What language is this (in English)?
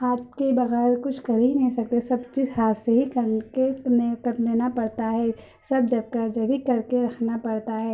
Urdu